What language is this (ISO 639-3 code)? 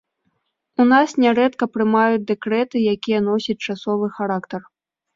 bel